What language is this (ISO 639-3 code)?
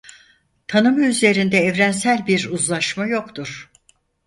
tur